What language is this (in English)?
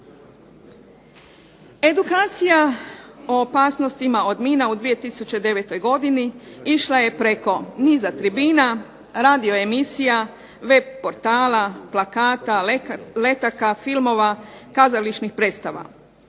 Croatian